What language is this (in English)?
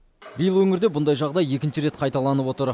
Kazakh